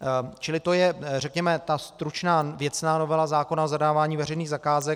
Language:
Czech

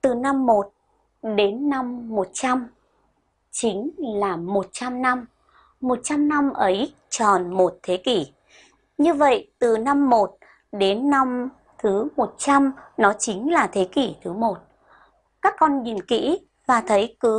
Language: Vietnamese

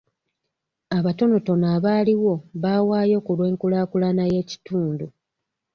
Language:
Ganda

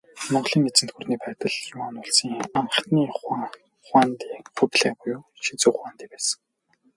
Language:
Mongolian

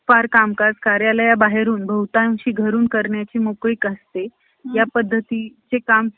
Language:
Marathi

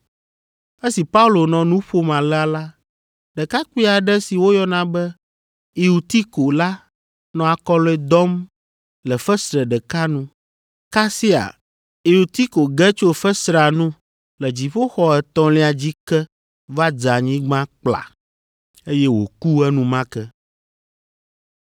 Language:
Ewe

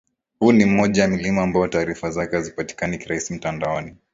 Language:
Swahili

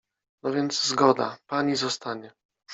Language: Polish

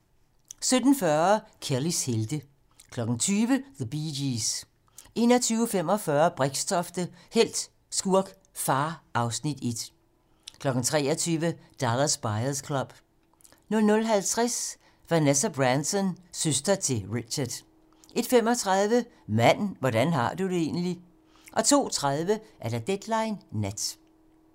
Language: Danish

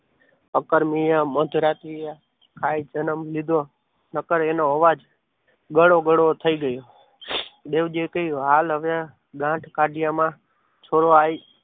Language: Gujarati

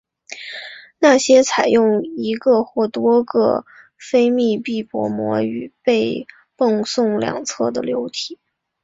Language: Chinese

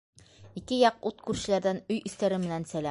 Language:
Bashkir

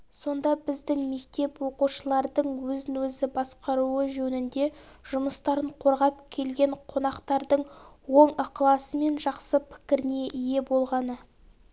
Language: Kazakh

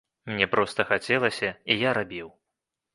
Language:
Belarusian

